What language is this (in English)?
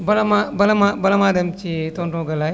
Wolof